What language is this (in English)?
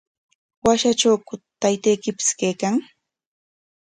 Corongo Ancash Quechua